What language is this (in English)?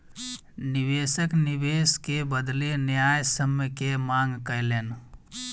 Maithili